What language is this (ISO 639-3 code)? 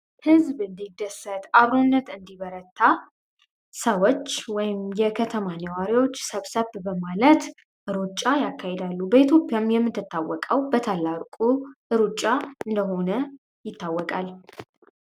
amh